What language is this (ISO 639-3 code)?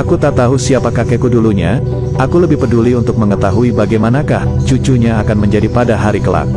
ind